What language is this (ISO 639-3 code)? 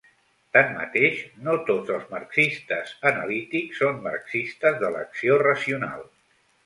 cat